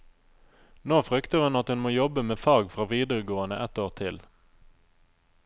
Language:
Norwegian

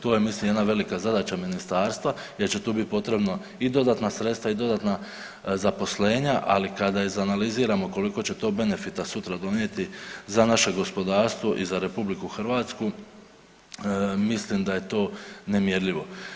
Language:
Croatian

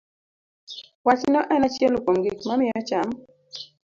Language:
Luo (Kenya and Tanzania)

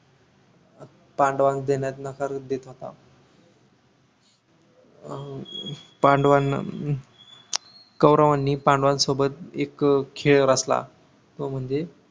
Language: Marathi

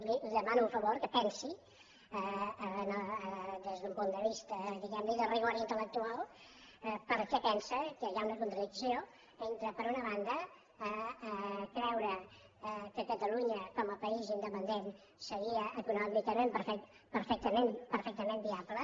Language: Catalan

